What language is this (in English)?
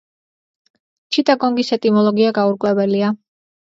Georgian